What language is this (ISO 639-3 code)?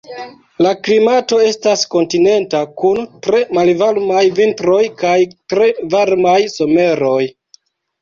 epo